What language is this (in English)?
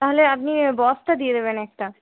Bangla